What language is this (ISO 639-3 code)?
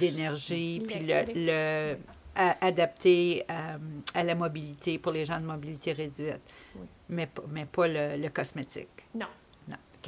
fra